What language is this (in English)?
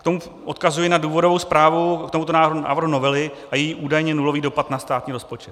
Czech